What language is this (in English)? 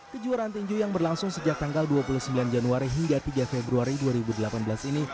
Indonesian